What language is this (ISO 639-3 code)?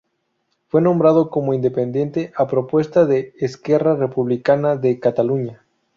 spa